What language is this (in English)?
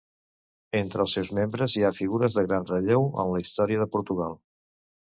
Catalan